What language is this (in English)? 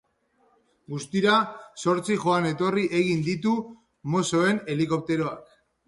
Basque